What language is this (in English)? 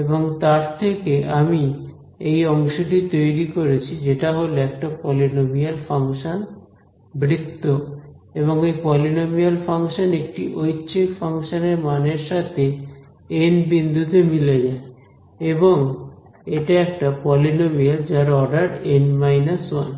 Bangla